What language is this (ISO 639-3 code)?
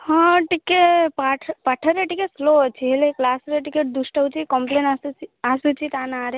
ori